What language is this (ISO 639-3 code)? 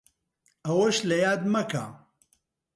ckb